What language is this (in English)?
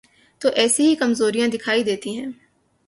Urdu